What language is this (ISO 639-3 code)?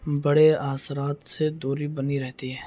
urd